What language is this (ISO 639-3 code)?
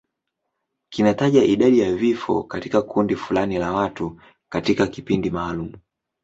swa